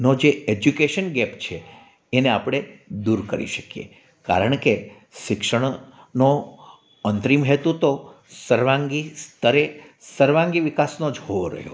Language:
Gujarati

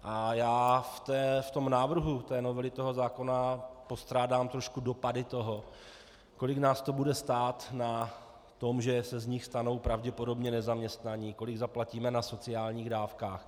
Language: Czech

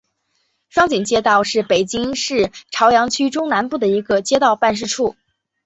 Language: Chinese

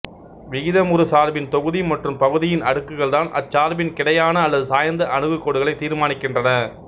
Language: Tamil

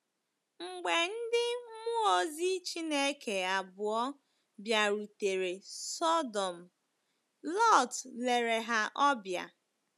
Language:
Igbo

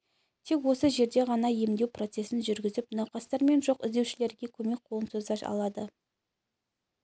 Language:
Kazakh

